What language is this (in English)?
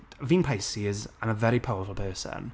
Welsh